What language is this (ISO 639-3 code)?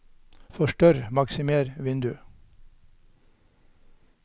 nor